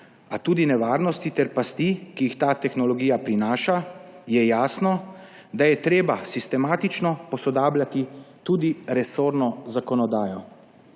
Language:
Slovenian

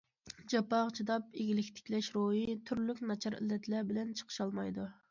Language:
Uyghur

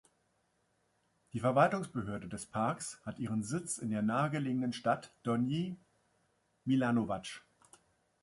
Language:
German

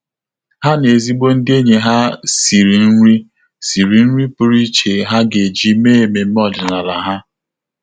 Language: Igbo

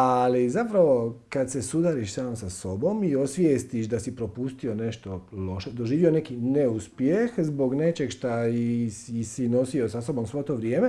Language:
Portuguese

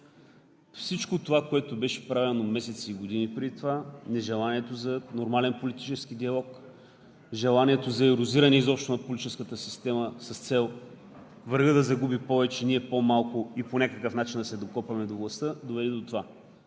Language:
Bulgarian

